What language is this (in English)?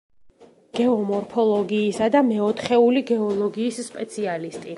Georgian